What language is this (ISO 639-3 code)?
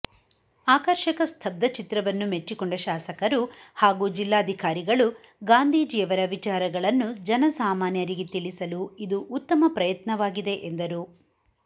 kan